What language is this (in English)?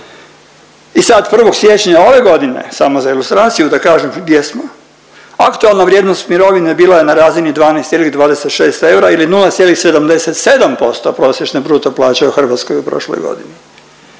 Croatian